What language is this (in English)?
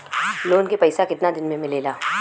Bhojpuri